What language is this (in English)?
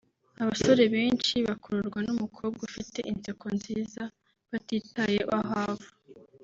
Kinyarwanda